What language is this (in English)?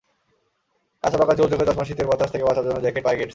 Bangla